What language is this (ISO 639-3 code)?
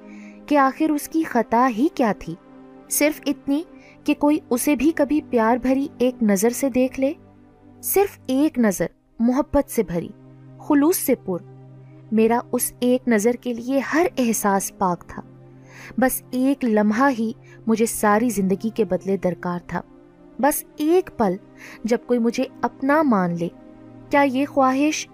urd